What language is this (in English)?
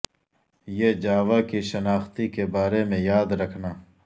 Urdu